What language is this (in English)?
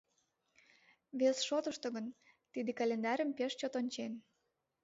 Mari